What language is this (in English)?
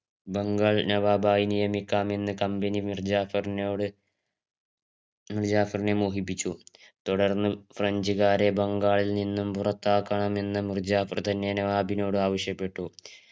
Malayalam